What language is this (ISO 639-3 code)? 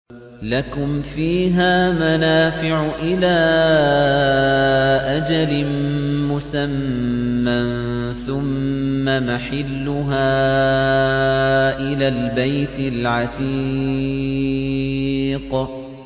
ara